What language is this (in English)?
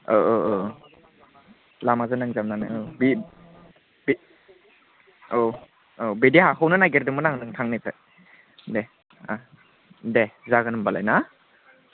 Bodo